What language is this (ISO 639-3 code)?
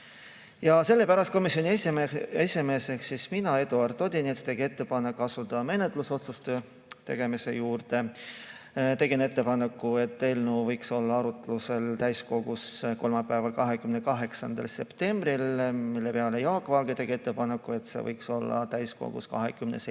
est